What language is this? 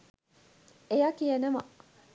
Sinhala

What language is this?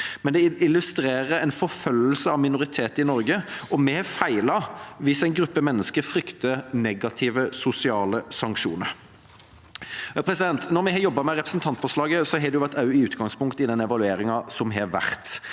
Norwegian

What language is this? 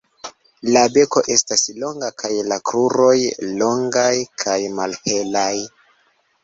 Esperanto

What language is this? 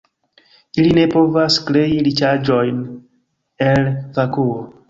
Esperanto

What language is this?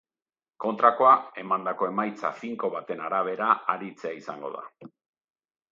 Basque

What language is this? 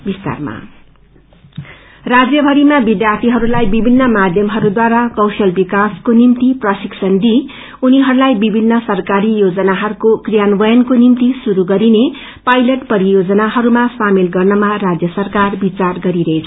Nepali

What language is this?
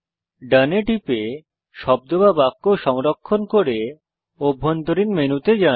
Bangla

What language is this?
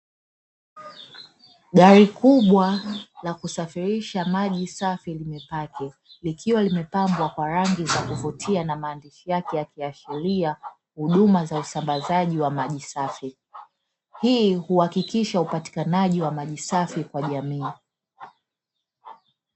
Swahili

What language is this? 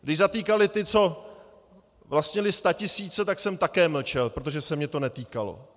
Czech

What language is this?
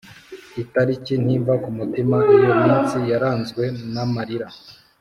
Kinyarwanda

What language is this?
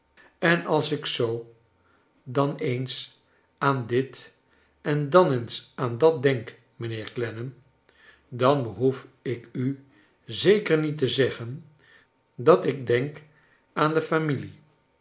Dutch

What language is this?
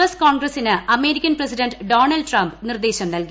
Malayalam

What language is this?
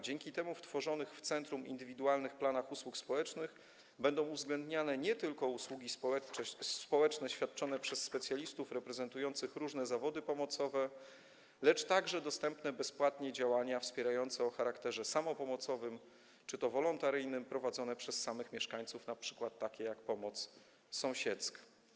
Polish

